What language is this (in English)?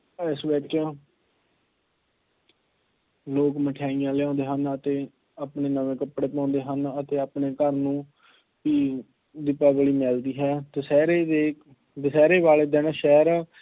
Punjabi